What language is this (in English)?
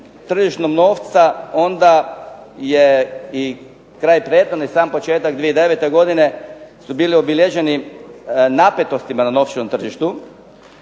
Croatian